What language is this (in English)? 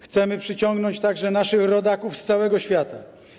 Polish